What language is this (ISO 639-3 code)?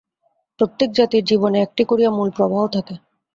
ben